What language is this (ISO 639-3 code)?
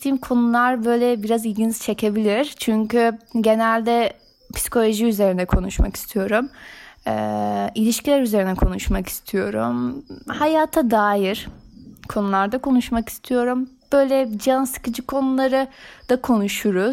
tur